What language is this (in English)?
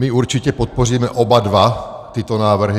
Czech